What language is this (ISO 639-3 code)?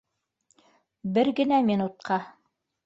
bak